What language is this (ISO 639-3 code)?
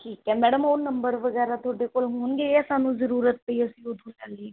pan